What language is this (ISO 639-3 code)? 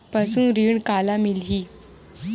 hne